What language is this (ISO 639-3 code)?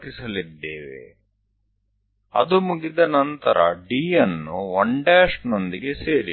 guj